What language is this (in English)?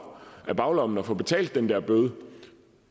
Danish